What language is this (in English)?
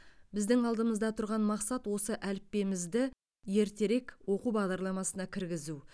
Kazakh